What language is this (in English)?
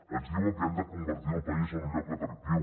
Catalan